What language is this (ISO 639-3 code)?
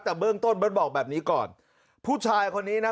tha